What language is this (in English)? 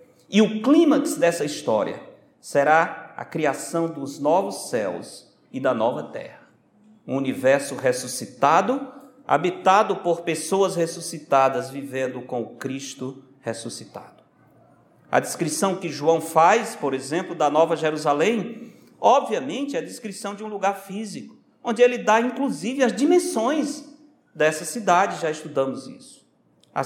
Portuguese